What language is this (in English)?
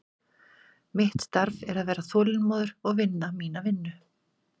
Icelandic